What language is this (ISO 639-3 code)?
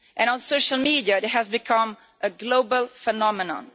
eng